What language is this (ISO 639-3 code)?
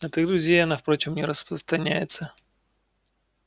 rus